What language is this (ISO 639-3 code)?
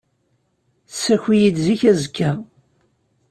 kab